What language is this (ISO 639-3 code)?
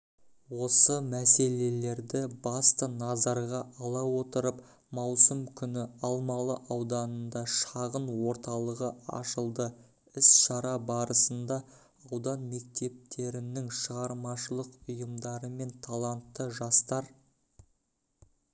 kaz